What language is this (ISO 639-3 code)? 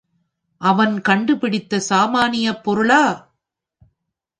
tam